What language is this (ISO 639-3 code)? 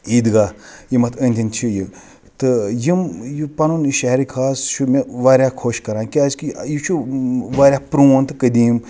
kas